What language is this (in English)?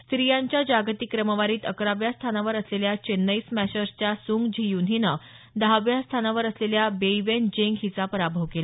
Marathi